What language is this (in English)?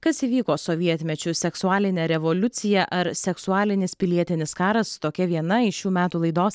Lithuanian